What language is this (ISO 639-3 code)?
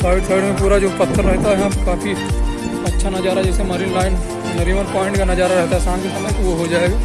hin